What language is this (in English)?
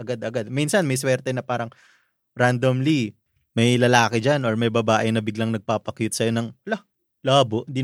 Filipino